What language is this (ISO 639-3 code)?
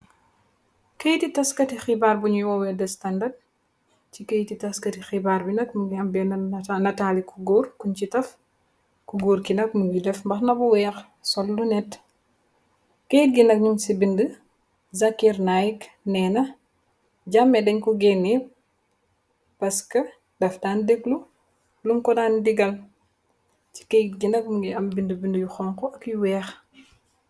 wol